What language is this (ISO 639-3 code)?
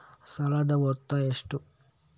kan